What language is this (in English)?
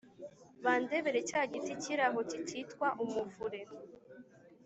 Kinyarwanda